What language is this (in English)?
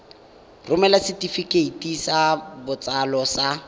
Tswana